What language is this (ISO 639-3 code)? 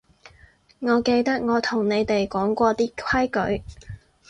yue